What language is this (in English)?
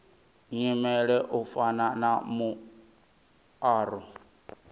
Venda